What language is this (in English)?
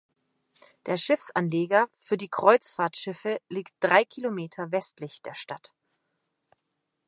German